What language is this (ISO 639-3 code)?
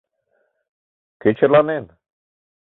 chm